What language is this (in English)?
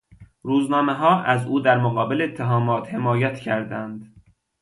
Persian